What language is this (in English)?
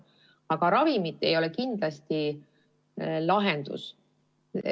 Estonian